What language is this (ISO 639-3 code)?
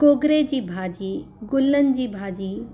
snd